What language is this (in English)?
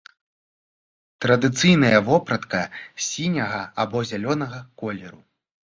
Belarusian